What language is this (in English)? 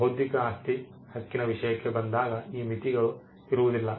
Kannada